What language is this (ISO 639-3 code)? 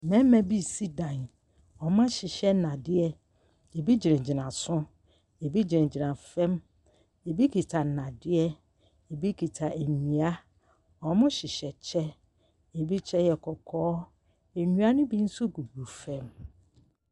aka